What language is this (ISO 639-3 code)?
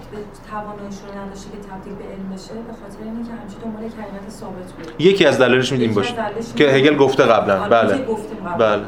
fas